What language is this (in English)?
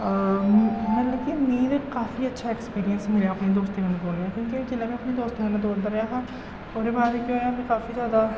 Dogri